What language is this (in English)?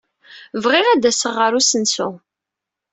Kabyle